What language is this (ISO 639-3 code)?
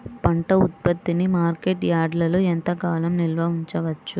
tel